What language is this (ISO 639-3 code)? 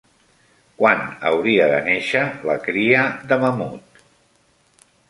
cat